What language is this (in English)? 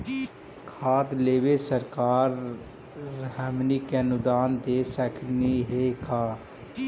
Magahi